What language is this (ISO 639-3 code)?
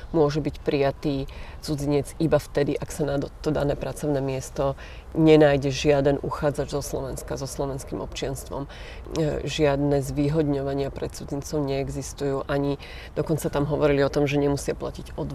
slk